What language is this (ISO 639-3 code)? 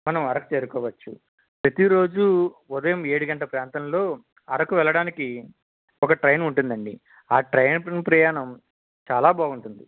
tel